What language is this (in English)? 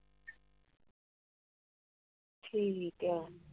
Punjabi